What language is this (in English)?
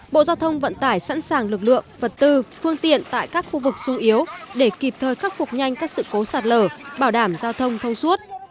Vietnamese